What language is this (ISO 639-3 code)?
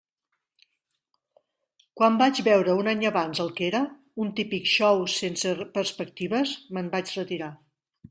cat